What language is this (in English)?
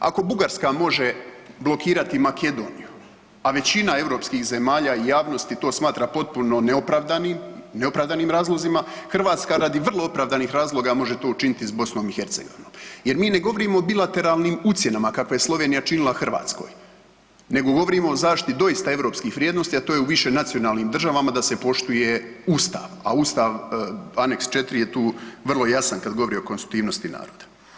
Croatian